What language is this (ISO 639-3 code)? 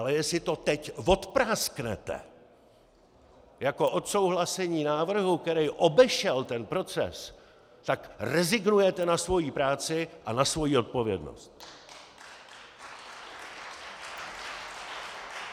ces